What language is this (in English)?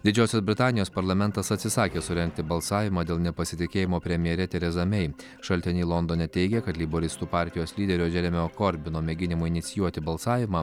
Lithuanian